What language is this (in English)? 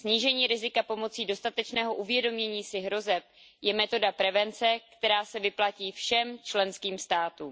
Czech